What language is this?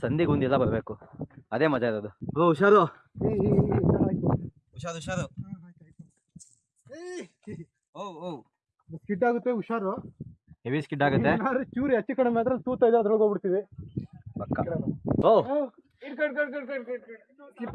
Kannada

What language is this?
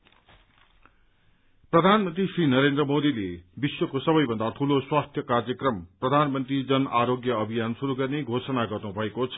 Nepali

